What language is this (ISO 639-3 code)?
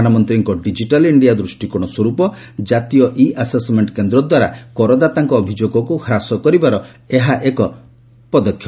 ori